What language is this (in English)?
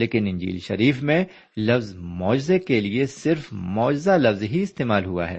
Urdu